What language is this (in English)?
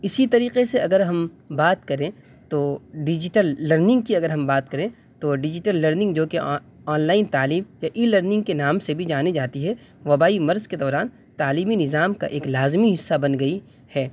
Urdu